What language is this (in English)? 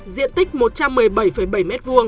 Vietnamese